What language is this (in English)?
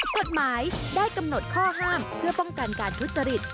Thai